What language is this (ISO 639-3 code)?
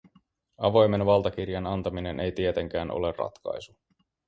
fin